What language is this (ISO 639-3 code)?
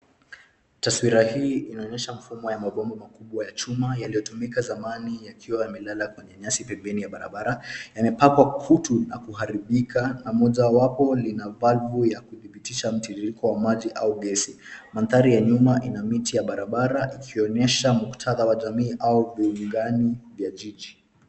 swa